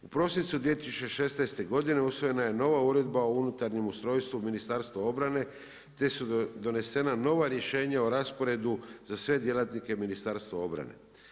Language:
Croatian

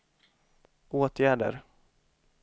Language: Swedish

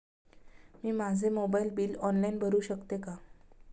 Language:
Marathi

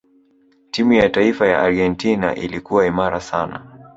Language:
Swahili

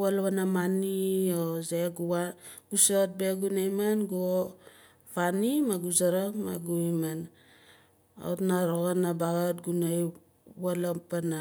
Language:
Nalik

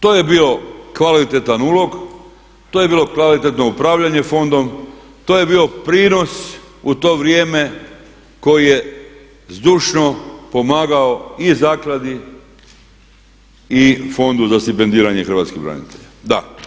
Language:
Croatian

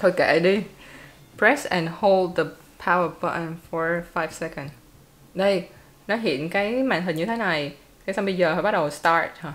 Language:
Vietnamese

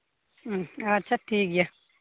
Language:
Santali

